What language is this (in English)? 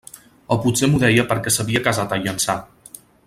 Catalan